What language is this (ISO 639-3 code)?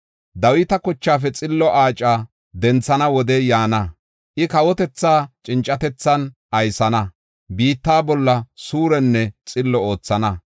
gof